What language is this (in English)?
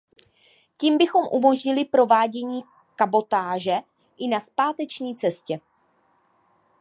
Czech